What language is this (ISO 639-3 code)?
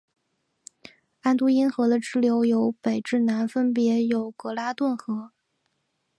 zho